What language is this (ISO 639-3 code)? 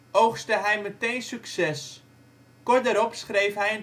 nld